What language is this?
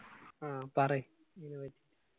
Malayalam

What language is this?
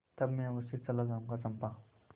Hindi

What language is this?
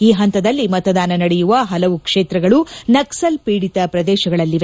Kannada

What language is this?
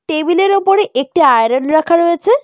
Bangla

